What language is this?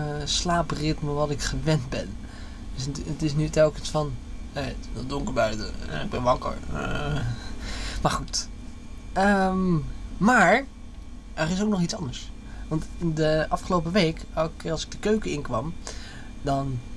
Dutch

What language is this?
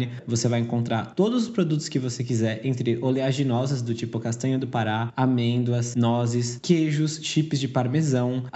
Portuguese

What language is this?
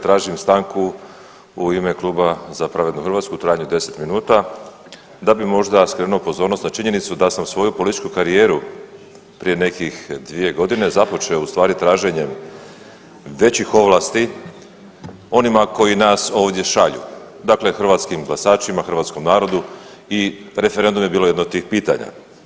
Croatian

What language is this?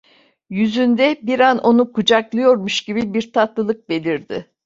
Turkish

